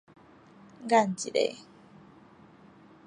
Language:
Min Nan Chinese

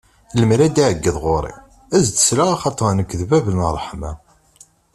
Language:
Kabyle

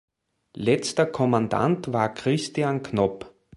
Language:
German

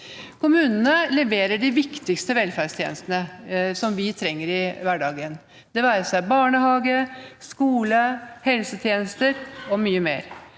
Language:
Norwegian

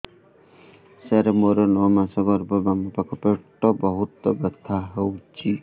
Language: Odia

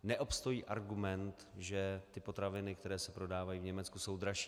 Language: Czech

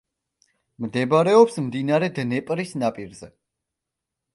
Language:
Georgian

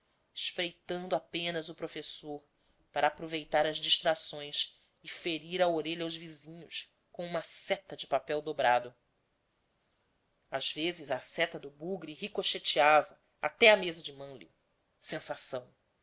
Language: Portuguese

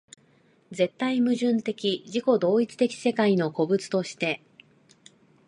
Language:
Japanese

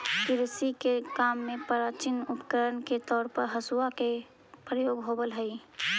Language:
Magahi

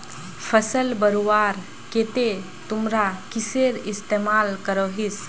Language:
Magahi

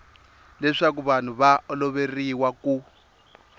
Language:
Tsonga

